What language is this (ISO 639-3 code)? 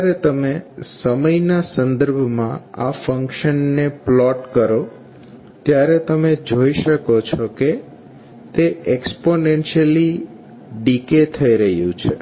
guj